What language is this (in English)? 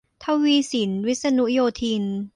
Thai